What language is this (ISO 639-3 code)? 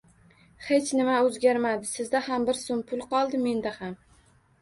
uzb